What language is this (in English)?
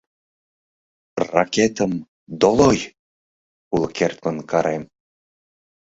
Mari